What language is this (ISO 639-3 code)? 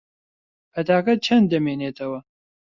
ckb